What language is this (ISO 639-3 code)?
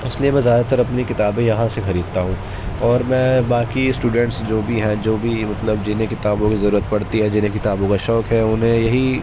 urd